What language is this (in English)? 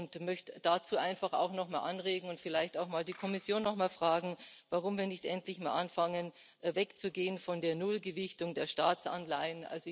German